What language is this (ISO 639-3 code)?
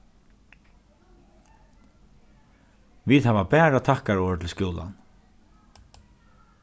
fao